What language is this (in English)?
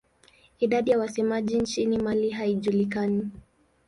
Swahili